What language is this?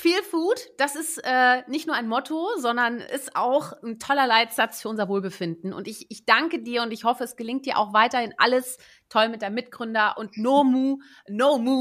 German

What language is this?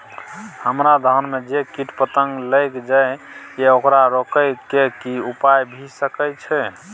Maithili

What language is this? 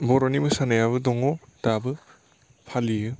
Bodo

